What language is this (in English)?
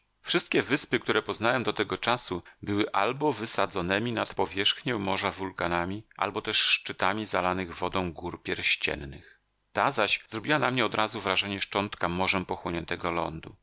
Polish